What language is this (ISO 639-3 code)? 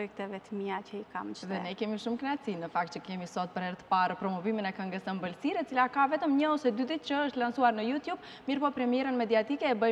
ron